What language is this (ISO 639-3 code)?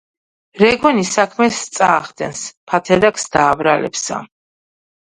kat